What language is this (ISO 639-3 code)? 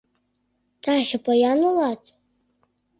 chm